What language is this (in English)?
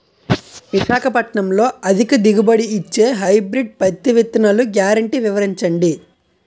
Telugu